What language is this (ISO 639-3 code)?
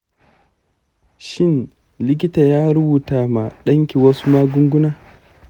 hau